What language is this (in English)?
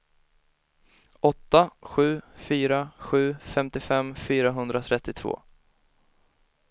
Swedish